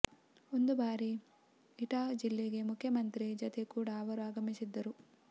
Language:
Kannada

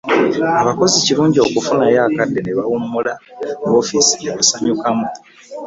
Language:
Ganda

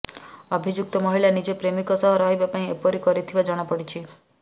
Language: Odia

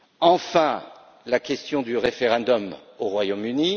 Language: French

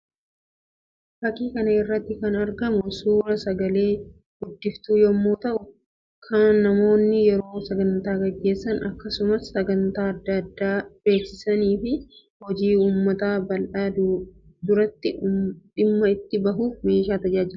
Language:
Oromo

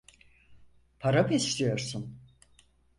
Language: Turkish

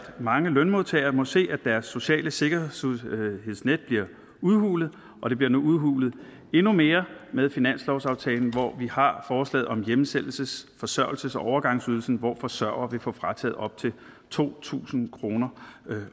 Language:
Danish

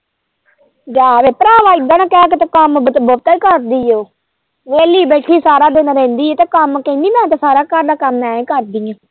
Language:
Punjabi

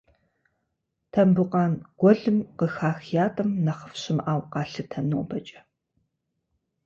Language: Kabardian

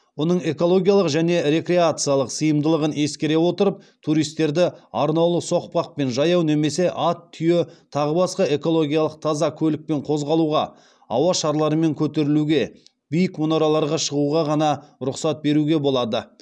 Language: Kazakh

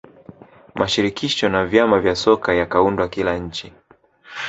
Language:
Swahili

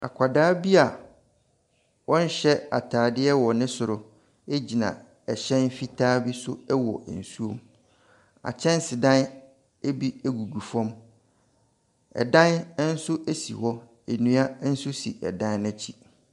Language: Akan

